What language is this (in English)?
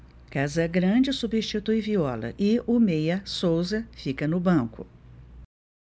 Portuguese